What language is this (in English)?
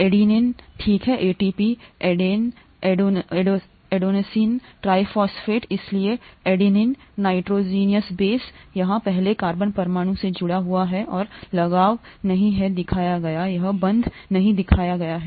Hindi